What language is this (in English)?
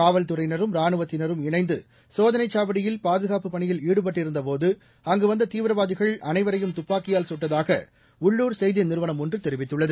Tamil